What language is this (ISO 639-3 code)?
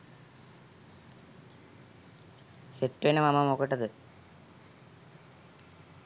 sin